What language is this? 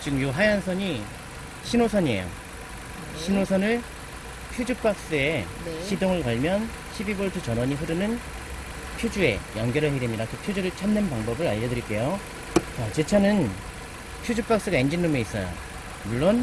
Korean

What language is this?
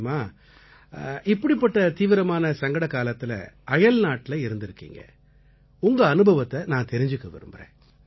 Tamil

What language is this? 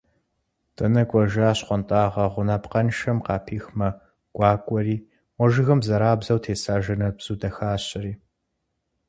Kabardian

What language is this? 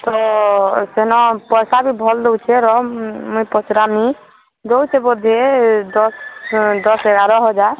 Odia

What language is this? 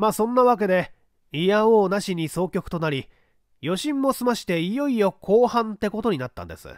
Japanese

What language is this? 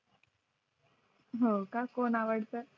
Marathi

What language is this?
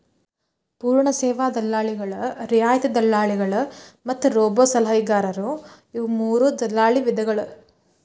Kannada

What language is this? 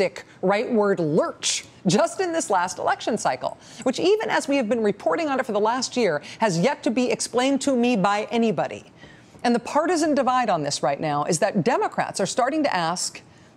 English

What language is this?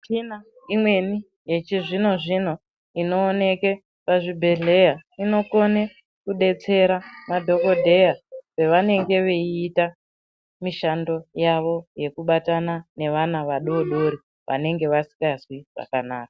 Ndau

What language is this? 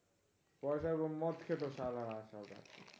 Bangla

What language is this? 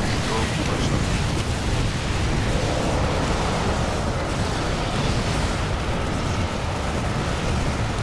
Russian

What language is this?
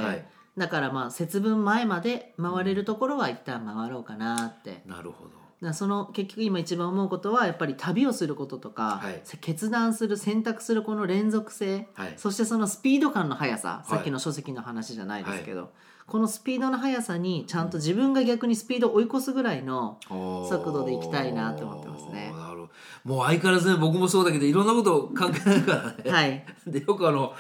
Japanese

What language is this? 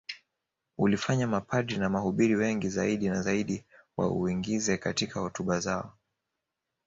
Swahili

